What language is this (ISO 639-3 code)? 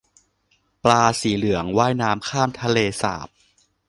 tha